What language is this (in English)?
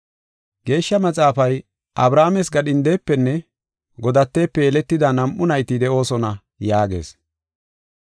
Gofa